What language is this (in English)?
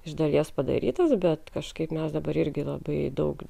Lithuanian